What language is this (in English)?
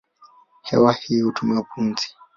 Swahili